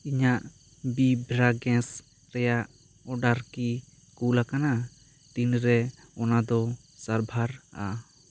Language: Santali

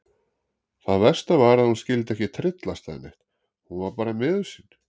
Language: Icelandic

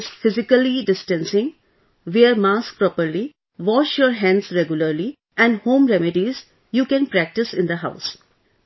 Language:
English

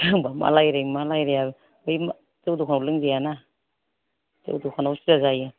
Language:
Bodo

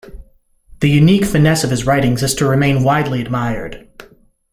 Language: English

